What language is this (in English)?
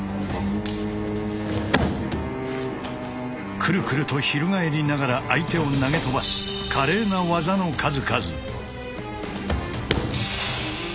Japanese